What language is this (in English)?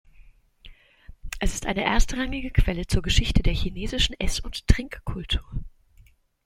German